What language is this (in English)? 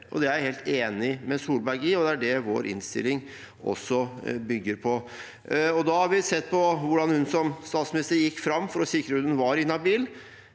Norwegian